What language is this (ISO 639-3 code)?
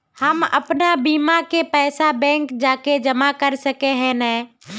mag